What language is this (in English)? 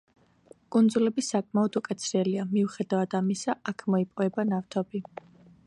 Georgian